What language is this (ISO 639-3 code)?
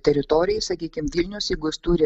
lit